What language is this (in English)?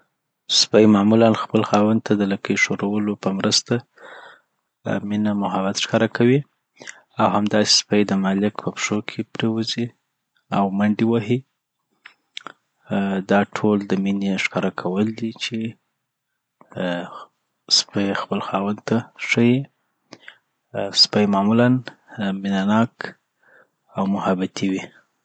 Southern Pashto